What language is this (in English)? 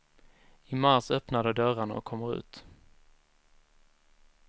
Swedish